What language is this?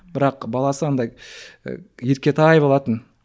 Kazakh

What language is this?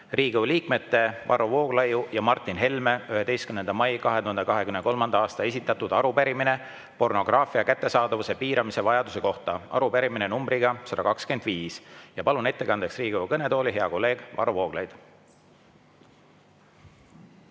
Estonian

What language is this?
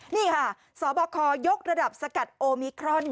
Thai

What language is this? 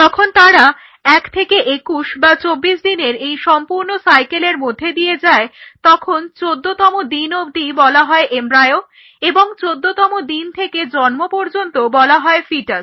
Bangla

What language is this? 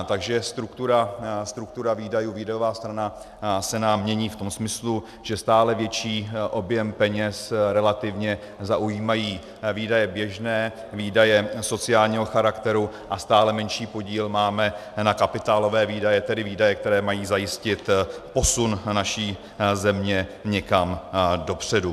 Czech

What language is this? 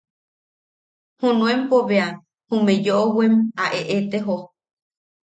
Yaqui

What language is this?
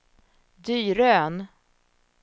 Swedish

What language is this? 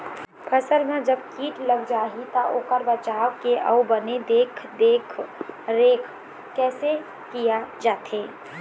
Chhattisgarhi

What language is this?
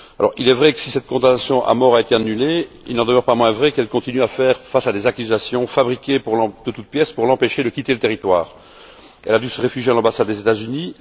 French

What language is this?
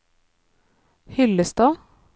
Norwegian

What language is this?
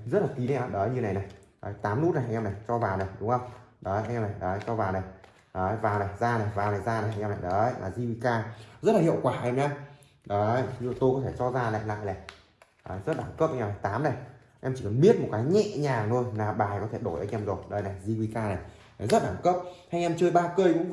Vietnamese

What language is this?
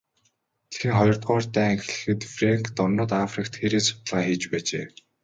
Mongolian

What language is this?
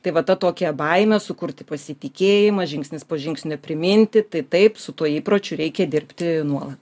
Lithuanian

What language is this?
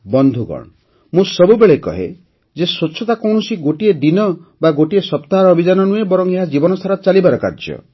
Odia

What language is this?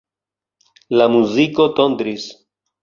Esperanto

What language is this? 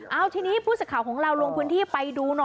Thai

